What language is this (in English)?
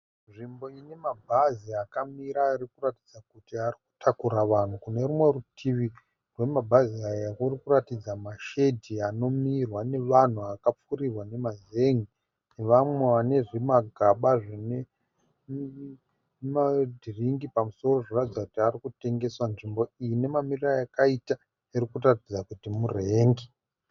Shona